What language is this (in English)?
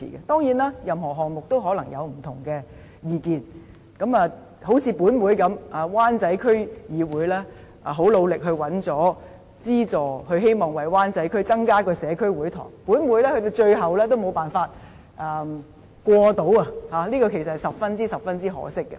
Cantonese